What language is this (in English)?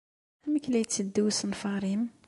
Kabyle